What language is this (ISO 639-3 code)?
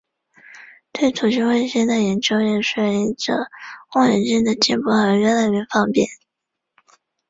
zho